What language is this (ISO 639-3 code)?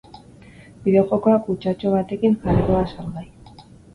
eus